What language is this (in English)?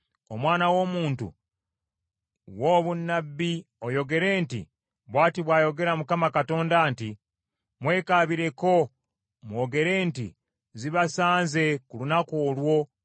Ganda